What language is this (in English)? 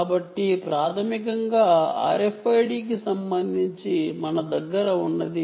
Telugu